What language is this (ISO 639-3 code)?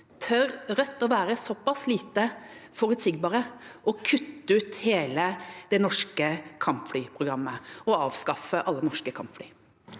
nor